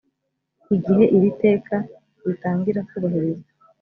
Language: Kinyarwanda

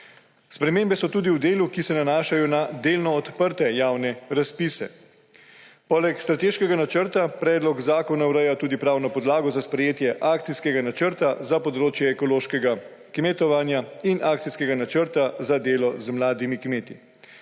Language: Slovenian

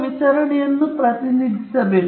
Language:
Kannada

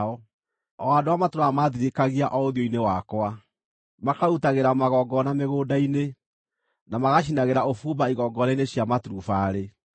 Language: Kikuyu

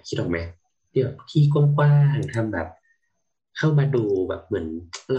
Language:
Thai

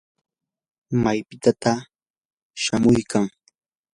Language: Yanahuanca Pasco Quechua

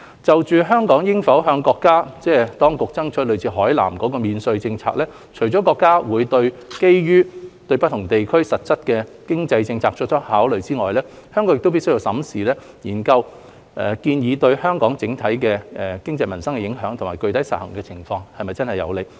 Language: Cantonese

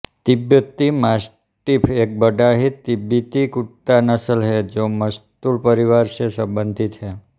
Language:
Hindi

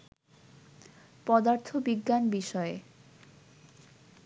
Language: Bangla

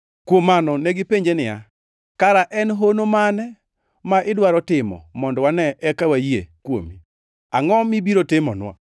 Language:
Luo (Kenya and Tanzania)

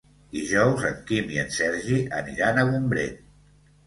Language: Catalan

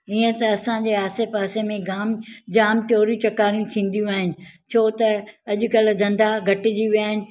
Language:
Sindhi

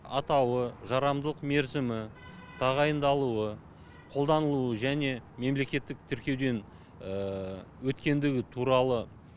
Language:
Kazakh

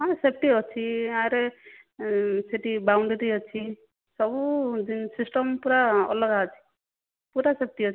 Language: Odia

